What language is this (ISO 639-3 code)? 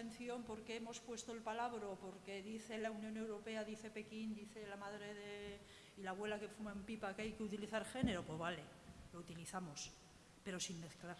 spa